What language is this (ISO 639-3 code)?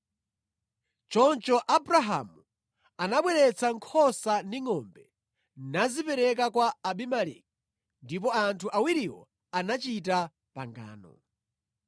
nya